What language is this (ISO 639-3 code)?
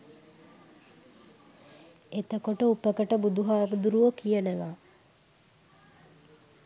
sin